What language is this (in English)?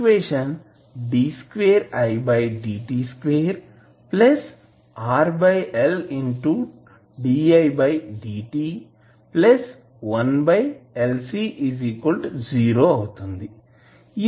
Telugu